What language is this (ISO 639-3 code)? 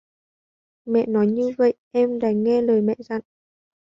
vie